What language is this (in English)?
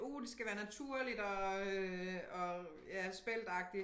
Danish